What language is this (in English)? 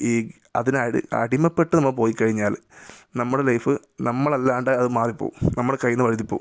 Malayalam